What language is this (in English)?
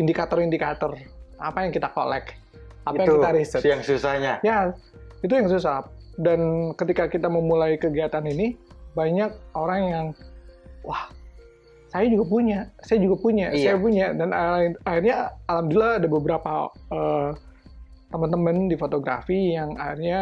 Indonesian